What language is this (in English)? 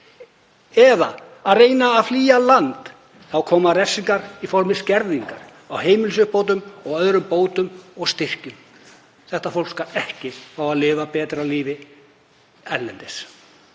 Icelandic